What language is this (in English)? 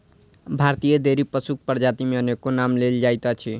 Maithili